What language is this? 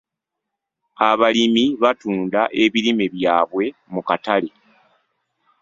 Ganda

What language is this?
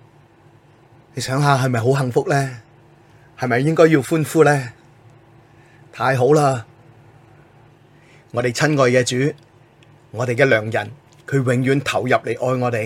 Chinese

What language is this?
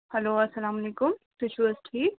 Kashmiri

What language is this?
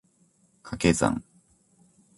Japanese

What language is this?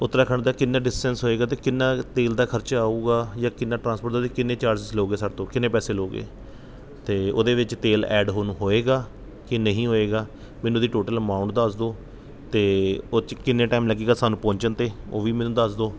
Punjabi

